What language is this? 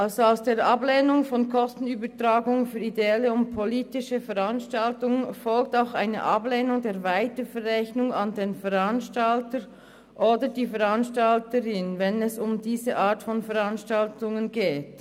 Swiss German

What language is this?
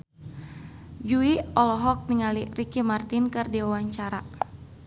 Sundanese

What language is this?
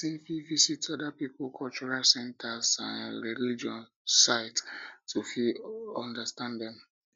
Nigerian Pidgin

